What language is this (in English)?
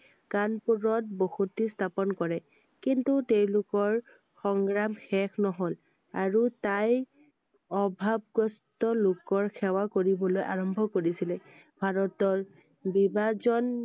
Assamese